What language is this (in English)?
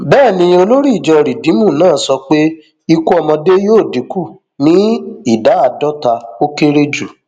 Yoruba